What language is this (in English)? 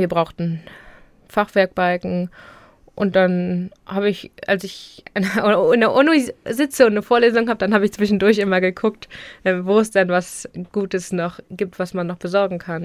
German